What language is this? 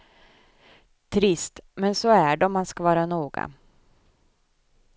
Swedish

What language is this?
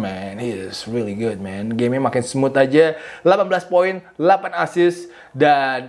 Indonesian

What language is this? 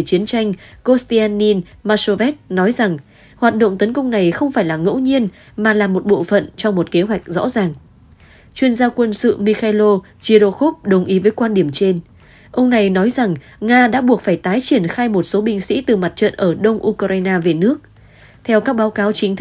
Vietnamese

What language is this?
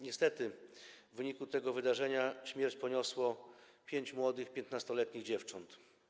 Polish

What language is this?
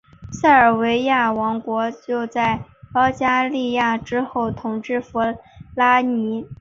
Chinese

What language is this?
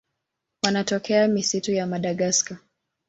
Swahili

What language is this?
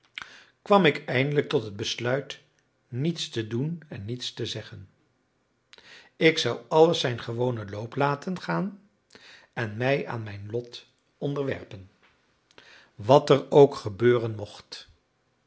Dutch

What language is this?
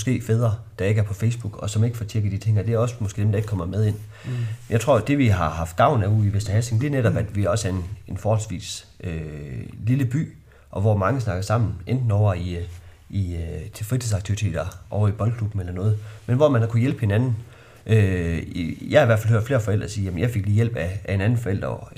Danish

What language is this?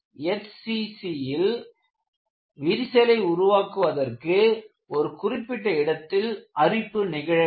Tamil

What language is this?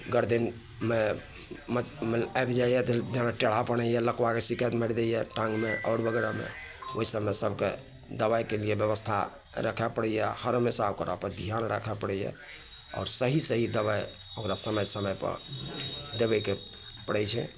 Maithili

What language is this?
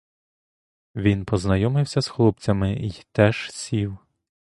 Ukrainian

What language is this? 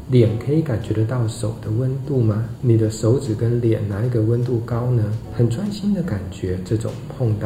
Chinese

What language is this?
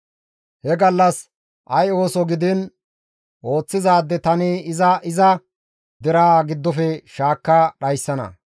Gamo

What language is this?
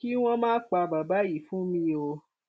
Yoruba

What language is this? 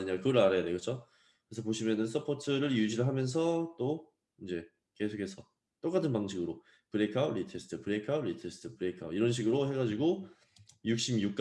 Korean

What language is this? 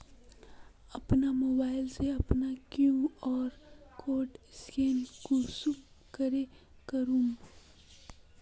Magahi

